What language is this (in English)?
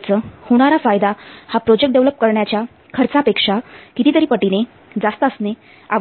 Marathi